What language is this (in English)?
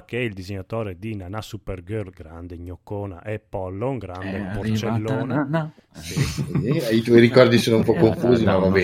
Italian